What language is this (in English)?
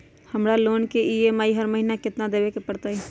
Magahi